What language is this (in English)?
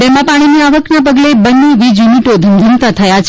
Gujarati